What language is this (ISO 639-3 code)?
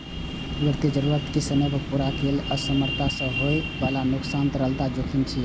mai